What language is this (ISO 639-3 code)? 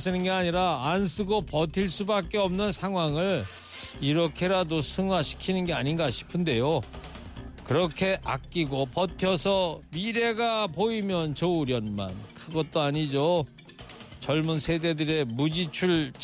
kor